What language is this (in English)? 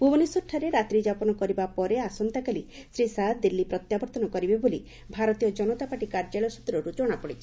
Odia